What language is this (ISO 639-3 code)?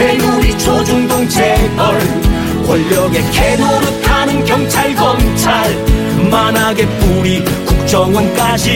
kor